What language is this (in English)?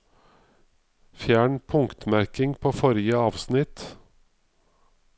Norwegian